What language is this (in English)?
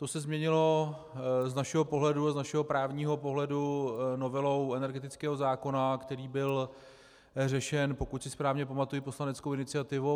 Czech